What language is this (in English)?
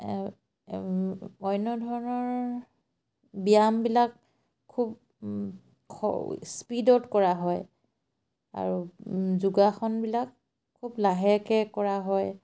Assamese